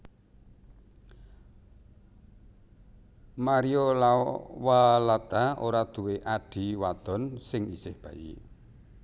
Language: Javanese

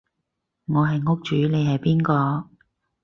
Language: Cantonese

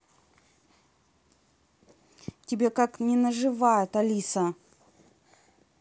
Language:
Russian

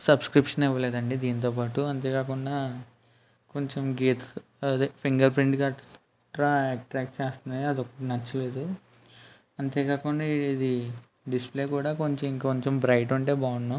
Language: Telugu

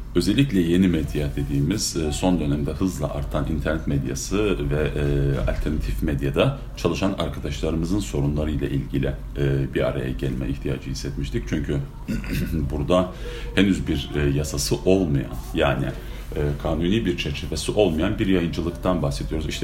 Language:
Turkish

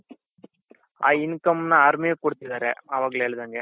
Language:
Kannada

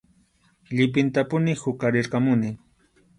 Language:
Arequipa-La Unión Quechua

